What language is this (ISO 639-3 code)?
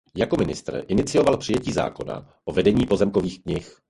ces